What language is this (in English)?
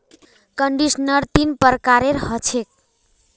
Magahi